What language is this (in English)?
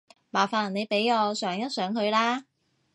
Cantonese